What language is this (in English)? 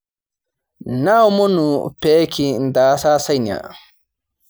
Masai